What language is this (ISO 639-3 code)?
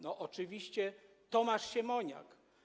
pol